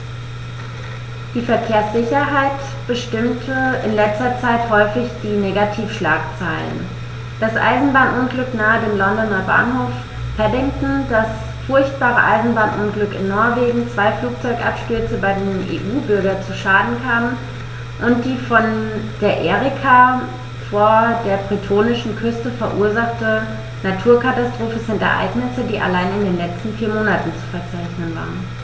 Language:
German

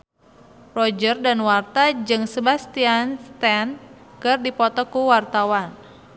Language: Sundanese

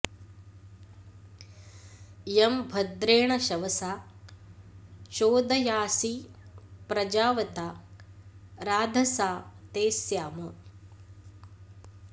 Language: Sanskrit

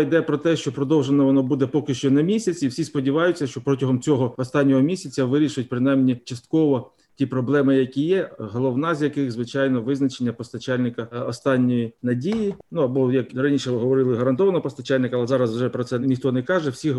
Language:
Ukrainian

